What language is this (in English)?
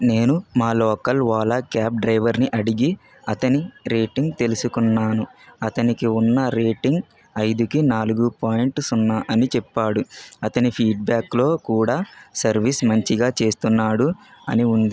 Telugu